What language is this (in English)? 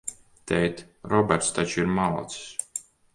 Latvian